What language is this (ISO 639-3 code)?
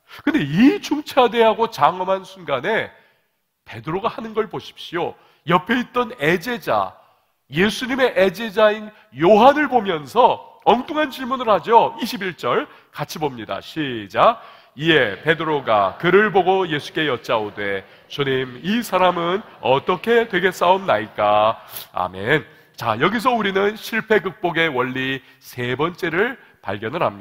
kor